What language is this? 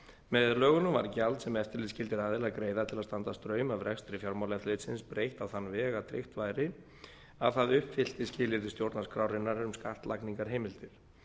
Icelandic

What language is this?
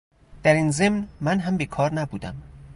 Persian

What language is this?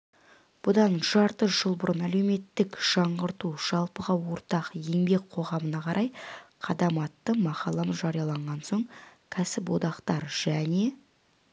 Kazakh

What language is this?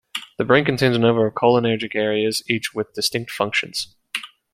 English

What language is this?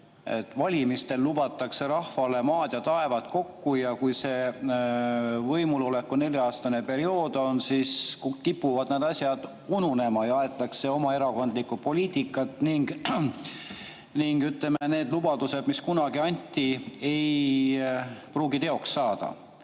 Estonian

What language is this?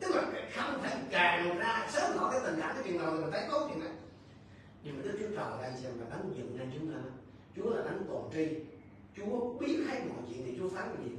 Vietnamese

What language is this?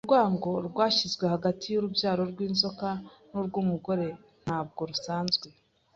Kinyarwanda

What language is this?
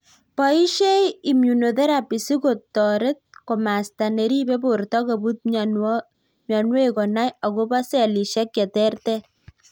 Kalenjin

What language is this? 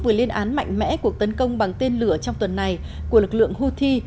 Vietnamese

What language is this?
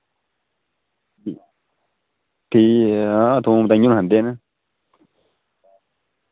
Dogri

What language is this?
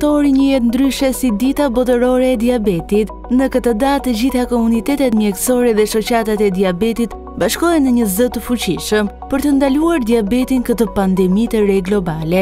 Romanian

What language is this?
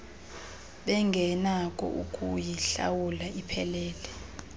Xhosa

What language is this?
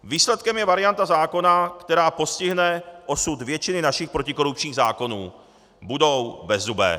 Czech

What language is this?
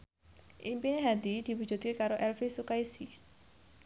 Javanese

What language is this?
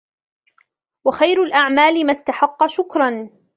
Arabic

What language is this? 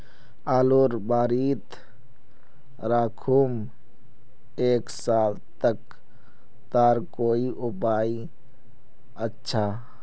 Magahi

